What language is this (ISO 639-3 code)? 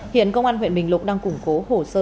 vie